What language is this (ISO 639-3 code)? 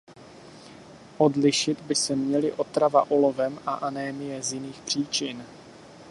ces